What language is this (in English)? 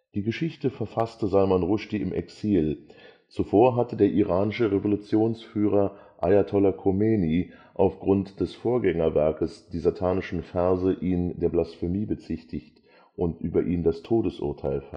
German